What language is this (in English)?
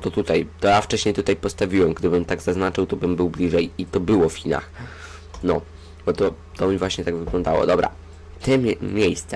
Polish